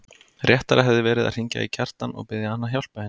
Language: Icelandic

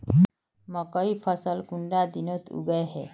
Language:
Magahi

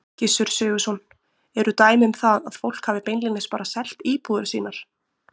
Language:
Icelandic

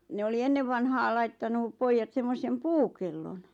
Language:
Finnish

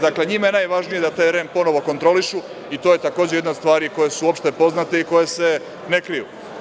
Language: Serbian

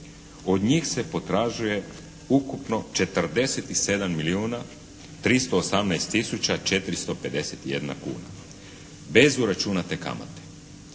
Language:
Croatian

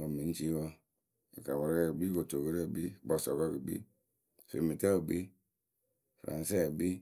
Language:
Akebu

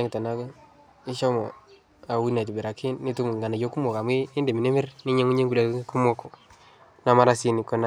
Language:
Masai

